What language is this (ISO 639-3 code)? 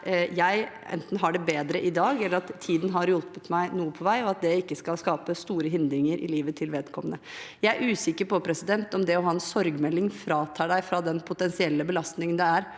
nor